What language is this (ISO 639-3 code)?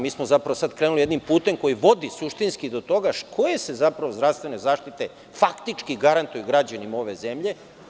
srp